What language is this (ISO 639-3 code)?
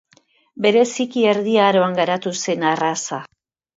eus